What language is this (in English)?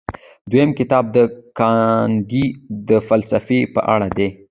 Pashto